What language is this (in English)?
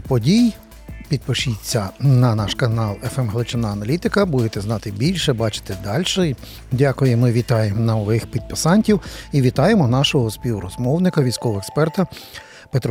Ukrainian